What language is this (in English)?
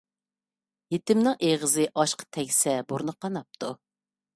Uyghur